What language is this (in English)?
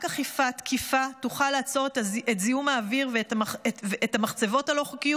Hebrew